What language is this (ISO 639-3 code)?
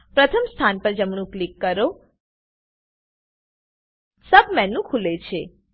guj